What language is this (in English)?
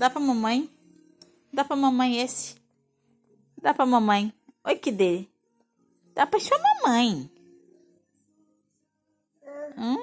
Portuguese